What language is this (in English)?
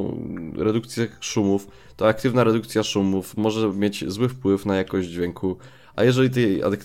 Polish